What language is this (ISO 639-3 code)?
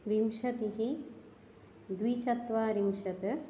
san